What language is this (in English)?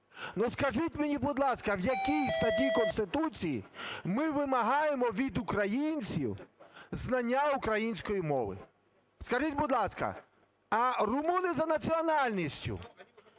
Ukrainian